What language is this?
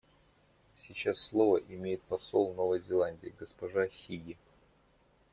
Russian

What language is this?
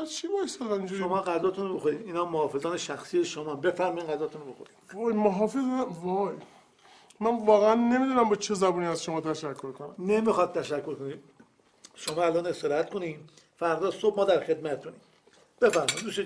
Persian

